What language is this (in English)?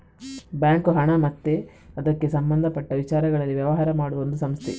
Kannada